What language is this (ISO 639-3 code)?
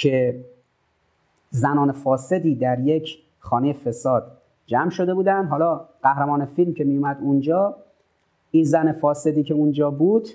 fas